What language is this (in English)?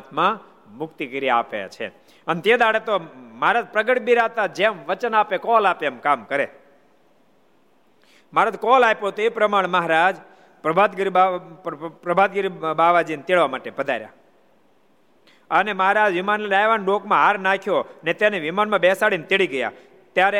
Gujarati